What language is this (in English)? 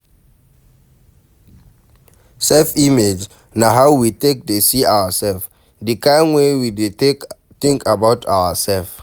Nigerian Pidgin